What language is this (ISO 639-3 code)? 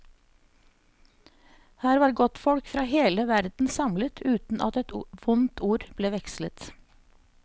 nor